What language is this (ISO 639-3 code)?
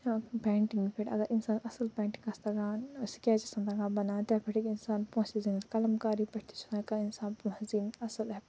kas